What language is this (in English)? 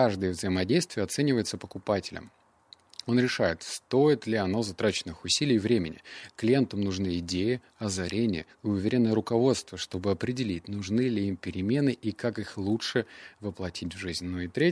Russian